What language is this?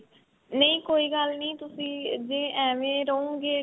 Punjabi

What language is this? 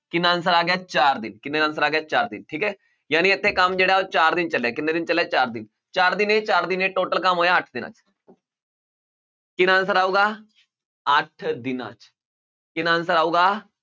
Punjabi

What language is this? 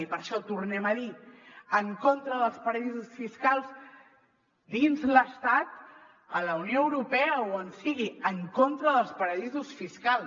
Catalan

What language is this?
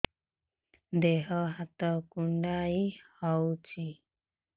Odia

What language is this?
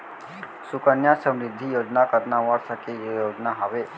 Chhattisgarhi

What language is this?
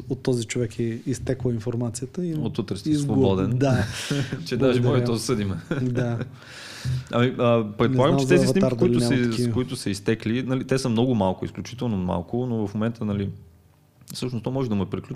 Bulgarian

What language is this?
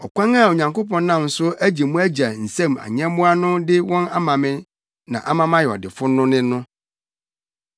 Akan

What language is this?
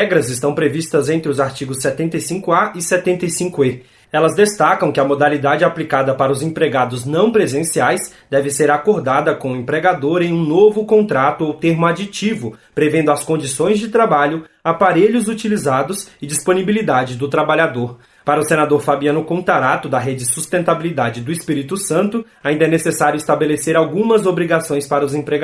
Portuguese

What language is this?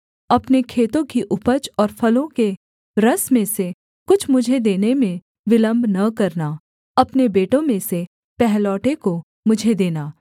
Hindi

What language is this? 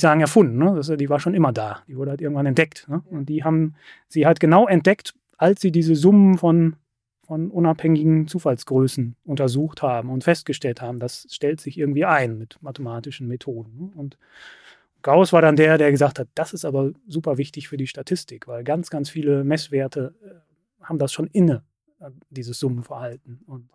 German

